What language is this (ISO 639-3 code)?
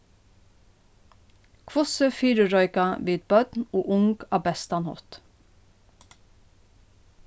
fao